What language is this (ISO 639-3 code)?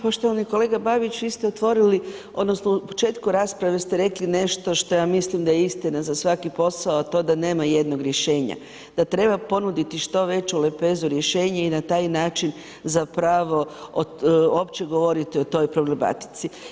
hrv